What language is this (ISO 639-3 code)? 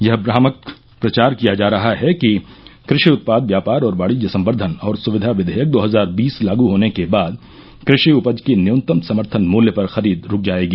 hin